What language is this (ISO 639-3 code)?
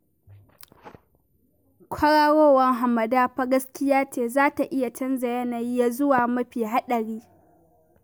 hau